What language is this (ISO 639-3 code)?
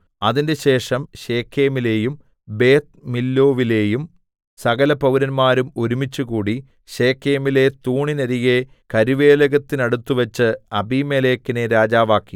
mal